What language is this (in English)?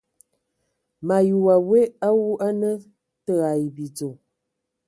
Ewondo